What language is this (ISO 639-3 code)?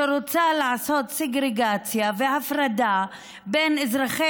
heb